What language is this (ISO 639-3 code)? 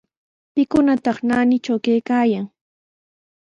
qws